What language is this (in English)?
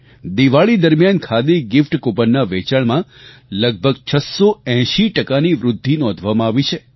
Gujarati